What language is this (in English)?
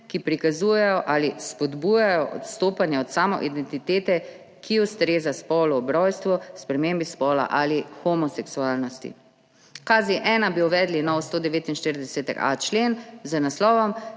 Slovenian